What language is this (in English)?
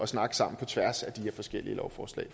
Danish